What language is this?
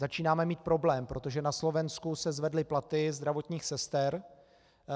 Czech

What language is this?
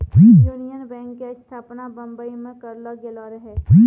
Maithili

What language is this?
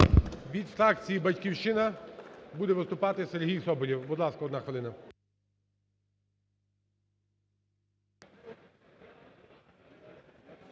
Ukrainian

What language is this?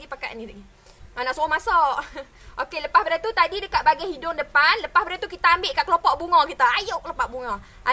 Malay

